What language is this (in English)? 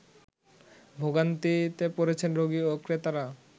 Bangla